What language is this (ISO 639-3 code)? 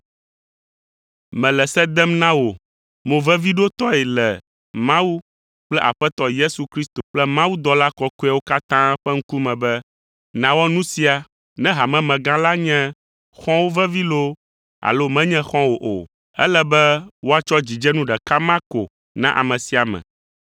ewe